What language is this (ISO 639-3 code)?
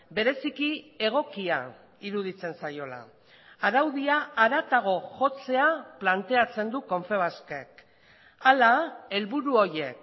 eus